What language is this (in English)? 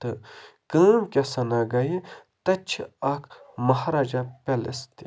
Kashmiri